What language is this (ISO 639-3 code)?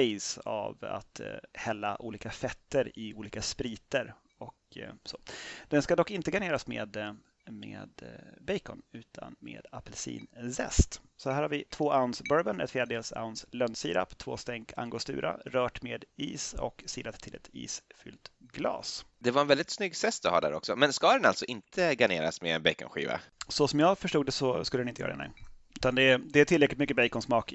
swe